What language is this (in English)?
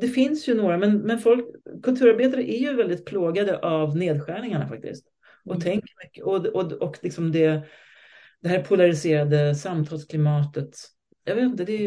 Swedish